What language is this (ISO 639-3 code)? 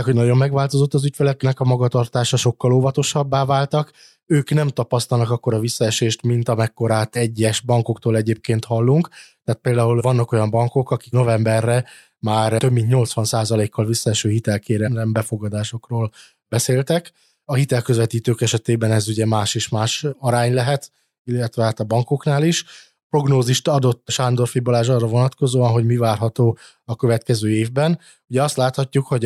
hun